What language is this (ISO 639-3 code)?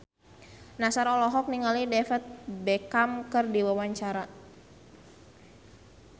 sun